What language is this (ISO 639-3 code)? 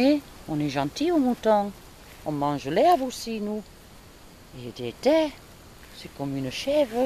fra